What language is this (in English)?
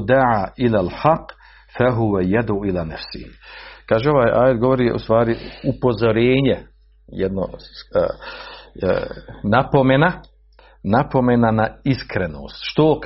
Croatian